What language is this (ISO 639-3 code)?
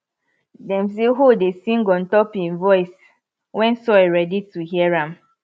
pcm